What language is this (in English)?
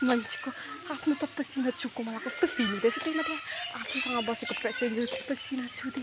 Nepali